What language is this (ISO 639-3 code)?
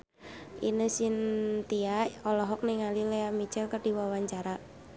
sun